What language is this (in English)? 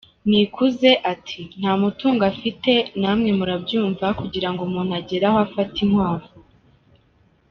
Kinyarwanda